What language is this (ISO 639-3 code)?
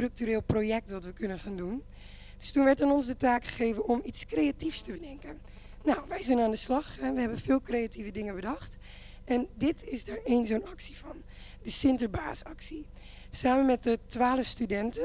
nld